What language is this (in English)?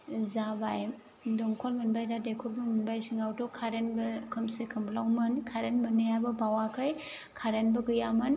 Bodo